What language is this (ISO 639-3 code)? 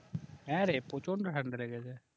ben